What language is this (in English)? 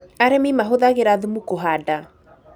Kikuyu